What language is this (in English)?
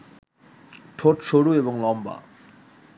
Bangla